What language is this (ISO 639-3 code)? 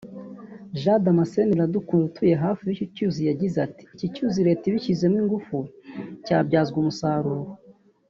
kin